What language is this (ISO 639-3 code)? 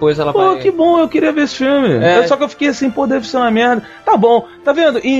por